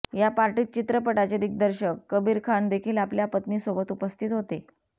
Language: Marathi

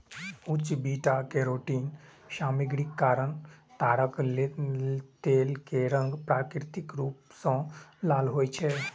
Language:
Maithili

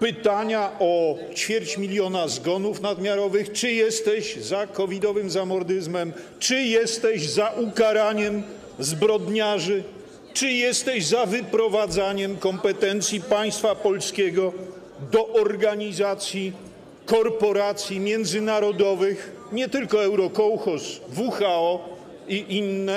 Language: Polish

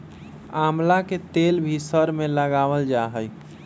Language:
Magahi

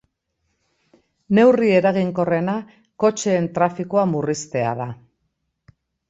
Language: Basque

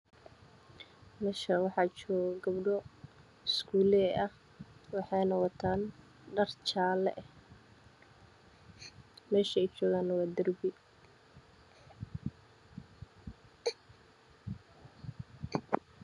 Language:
Somali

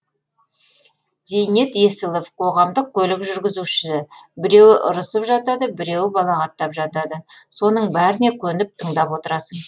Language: Kazakh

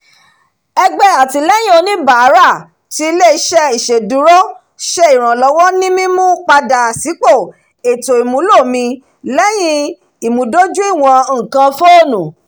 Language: Yoruba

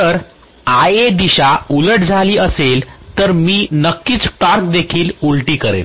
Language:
Marathi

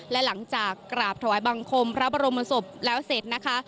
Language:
Thai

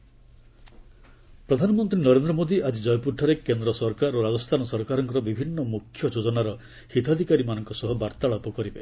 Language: Odia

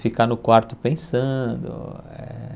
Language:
Portuguese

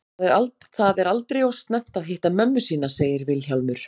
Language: Icelandic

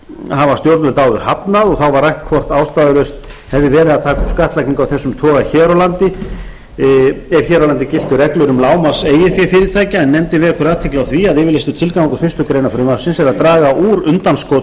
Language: Icelandic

